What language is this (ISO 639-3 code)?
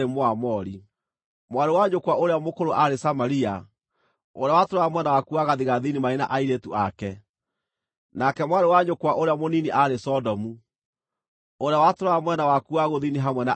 kik